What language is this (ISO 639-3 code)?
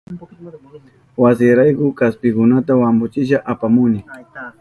qup